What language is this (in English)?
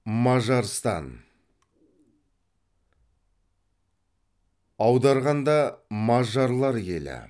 Kazakh